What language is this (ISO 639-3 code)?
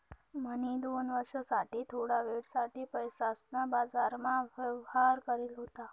mar